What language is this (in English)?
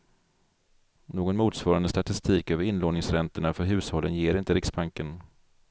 Swedish